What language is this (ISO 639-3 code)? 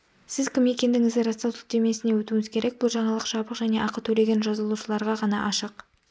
kaz